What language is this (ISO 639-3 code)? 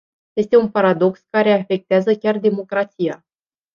ron